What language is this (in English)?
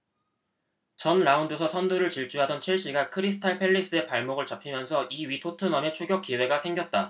Korean